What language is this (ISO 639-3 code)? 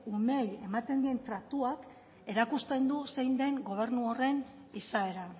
eus